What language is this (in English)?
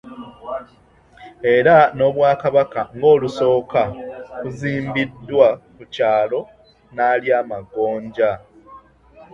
Ganda